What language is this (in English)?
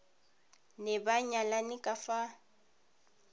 Tswana